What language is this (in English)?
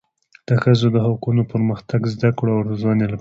Pashto